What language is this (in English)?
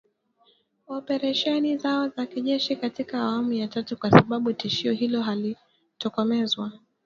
Swahili